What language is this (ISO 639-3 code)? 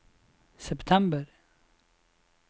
nor